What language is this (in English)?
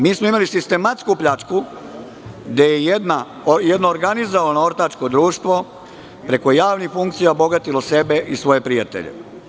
Serbian